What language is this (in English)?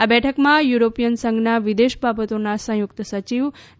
Gujarati